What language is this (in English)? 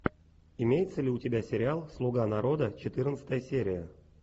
Russian